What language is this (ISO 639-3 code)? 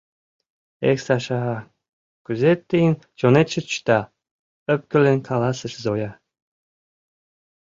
chm